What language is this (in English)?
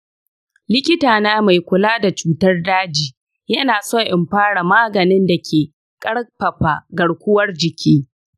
Hausa